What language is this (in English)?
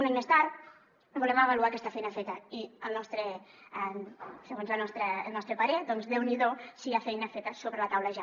Catalan